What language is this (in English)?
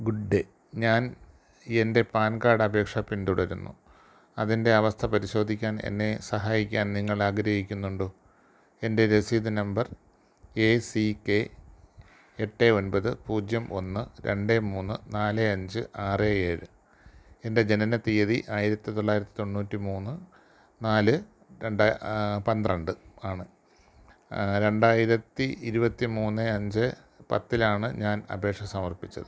Malayalam